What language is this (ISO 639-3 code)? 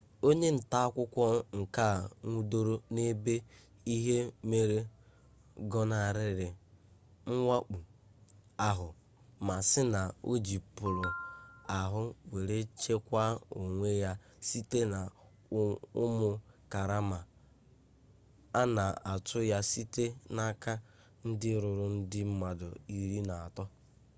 ibo